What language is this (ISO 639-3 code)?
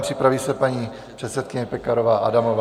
ces